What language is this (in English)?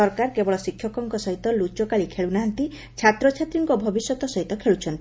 Odia